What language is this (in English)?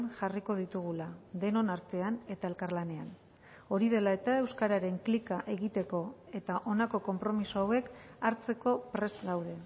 Basque